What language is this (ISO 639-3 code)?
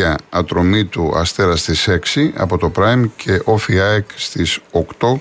ell